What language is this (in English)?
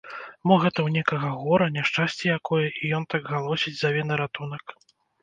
Belarusian